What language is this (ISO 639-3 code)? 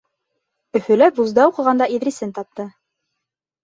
bak